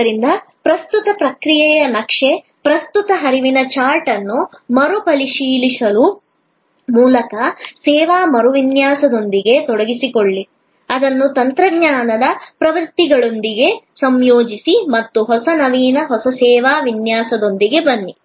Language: Kannada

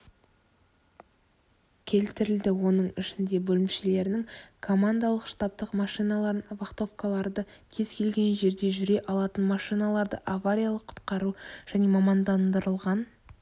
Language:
Kazakh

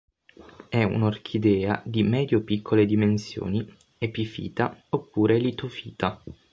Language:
Italian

